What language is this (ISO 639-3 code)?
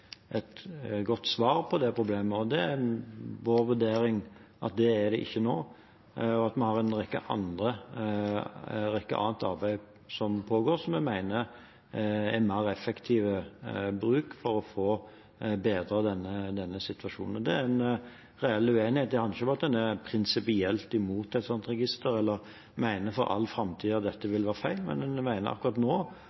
nob